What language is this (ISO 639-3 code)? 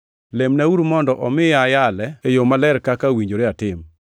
luo